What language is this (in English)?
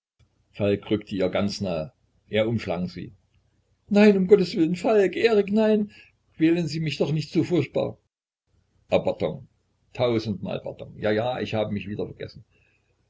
German